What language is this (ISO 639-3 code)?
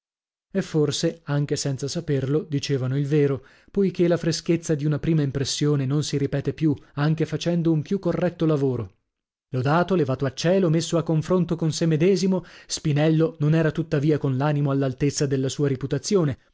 ita